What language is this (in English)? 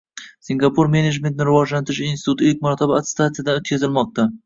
Uzbek